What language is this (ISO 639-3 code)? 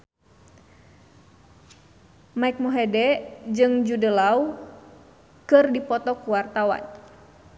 sun